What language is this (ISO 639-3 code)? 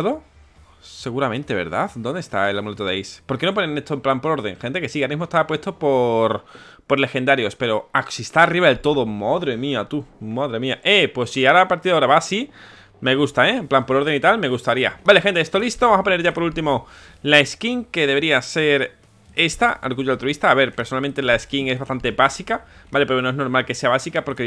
spa